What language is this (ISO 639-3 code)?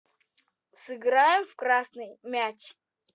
rus